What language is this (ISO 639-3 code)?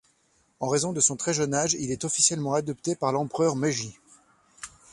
fra